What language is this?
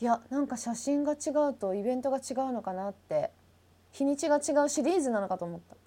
Japanese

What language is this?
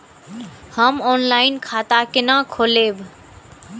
Maithili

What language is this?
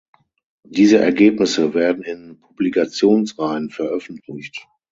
German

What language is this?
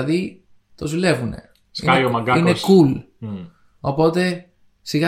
Greek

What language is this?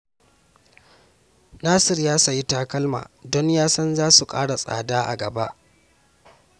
Hausa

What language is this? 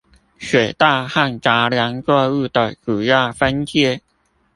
Chinese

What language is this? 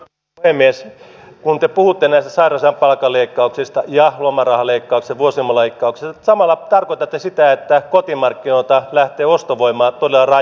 Finnish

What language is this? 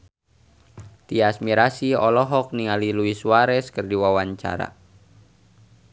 Sundanese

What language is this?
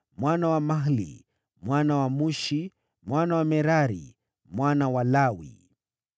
Swahili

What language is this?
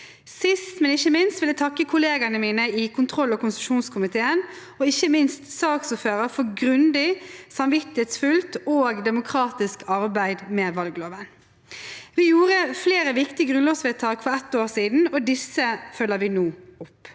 Norwegian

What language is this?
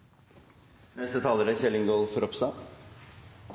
Norwegian Nynorsk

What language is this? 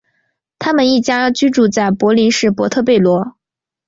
Chinese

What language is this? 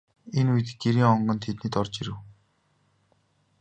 Mongolian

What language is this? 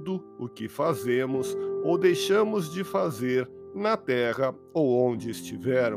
Portuguese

